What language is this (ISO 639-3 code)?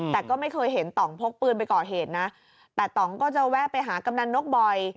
tha